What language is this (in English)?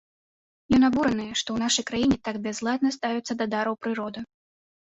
Belarusian